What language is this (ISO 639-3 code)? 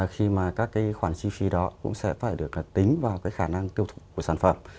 vie